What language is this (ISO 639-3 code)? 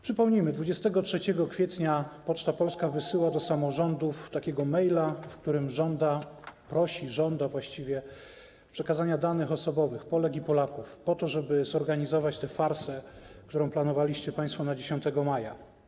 pol